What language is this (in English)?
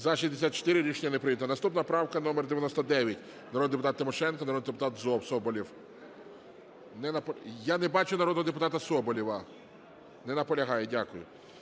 Ukrainian